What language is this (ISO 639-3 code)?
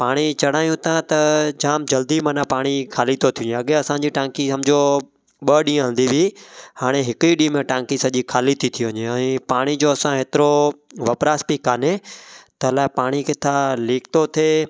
snd